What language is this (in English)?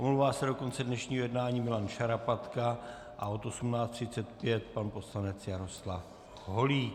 Czech